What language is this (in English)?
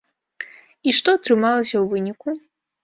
Belarusian